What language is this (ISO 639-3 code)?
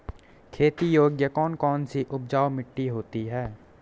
hin